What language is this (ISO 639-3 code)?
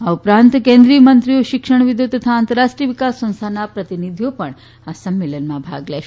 guj